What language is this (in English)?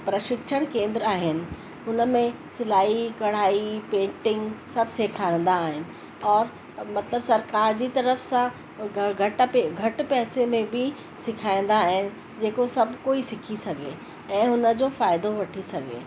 Sindhi